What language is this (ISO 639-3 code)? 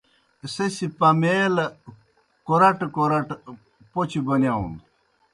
plk